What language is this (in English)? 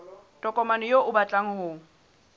Southern Sotho